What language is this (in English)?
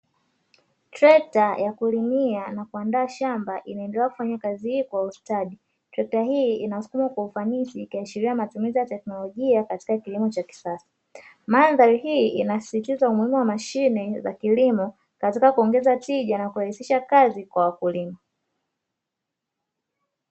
Swahili